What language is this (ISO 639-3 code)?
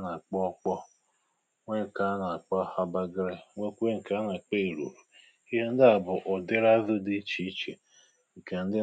ibo